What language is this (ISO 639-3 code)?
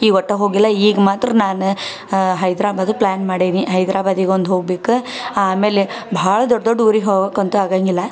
kan